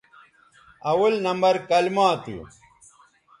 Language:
Bateri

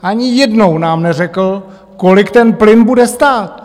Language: Czech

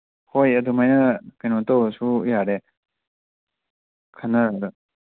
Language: Manipuri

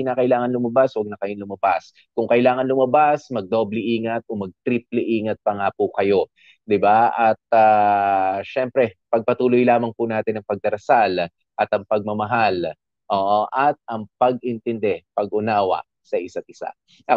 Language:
Filipino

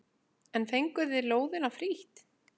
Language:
Icelandic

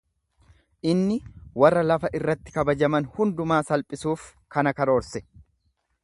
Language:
Oromo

